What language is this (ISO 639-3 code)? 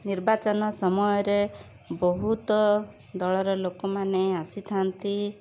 ori